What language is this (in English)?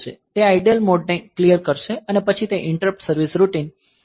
Gujarati